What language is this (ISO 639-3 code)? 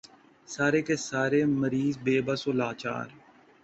urd